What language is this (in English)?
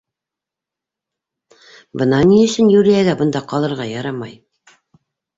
Bashkir